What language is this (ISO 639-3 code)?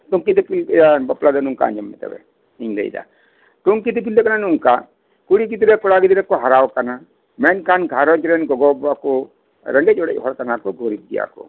sat